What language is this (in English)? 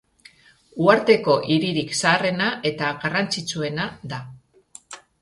Basque